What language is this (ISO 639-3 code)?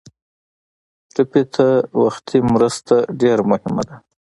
pus